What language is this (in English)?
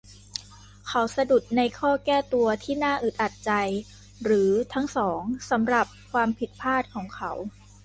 Thai